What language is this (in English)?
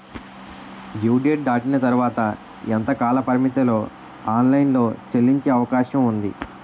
Telugu